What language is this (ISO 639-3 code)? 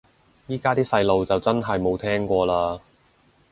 yue